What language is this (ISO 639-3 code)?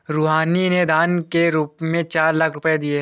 hin